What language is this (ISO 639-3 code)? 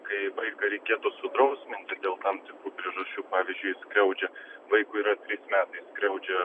lit